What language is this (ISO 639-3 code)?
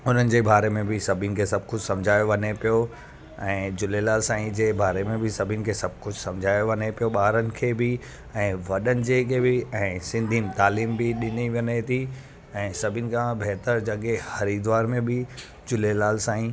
snd